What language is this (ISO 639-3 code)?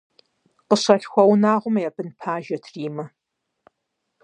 kbd